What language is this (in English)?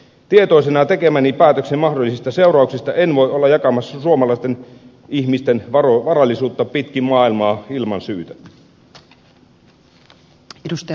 Finnish